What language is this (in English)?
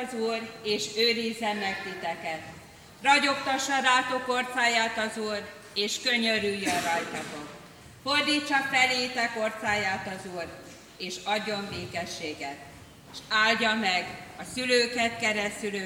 Hungarian